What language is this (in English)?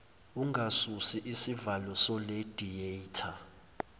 Zulu